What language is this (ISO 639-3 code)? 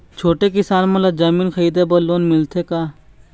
hne